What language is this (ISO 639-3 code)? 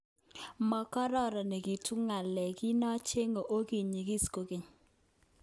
kln